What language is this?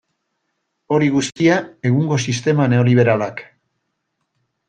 Basque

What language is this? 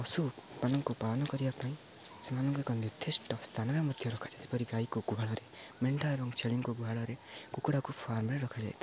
Odia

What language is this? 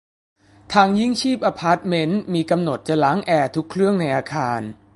Thai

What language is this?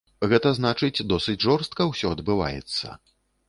Belarusian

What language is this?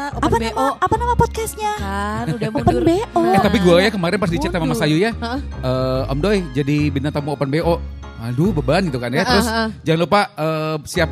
Indonesian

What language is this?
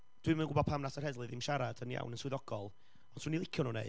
Welsh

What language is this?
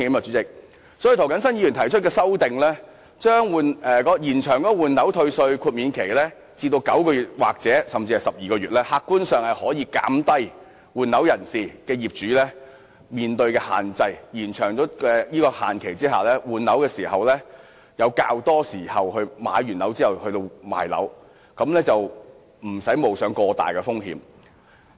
Cantonese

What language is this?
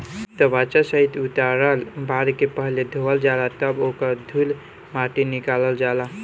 Bhojpuri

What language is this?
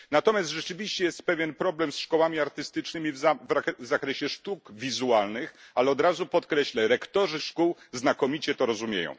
Polish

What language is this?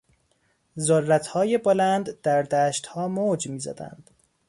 Persian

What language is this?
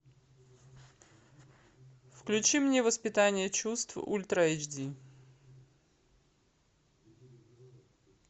Russian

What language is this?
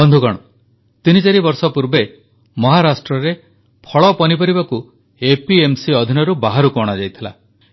Odia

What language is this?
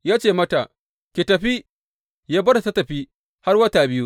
Hausa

